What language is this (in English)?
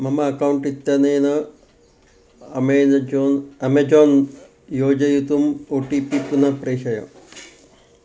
Sanskrit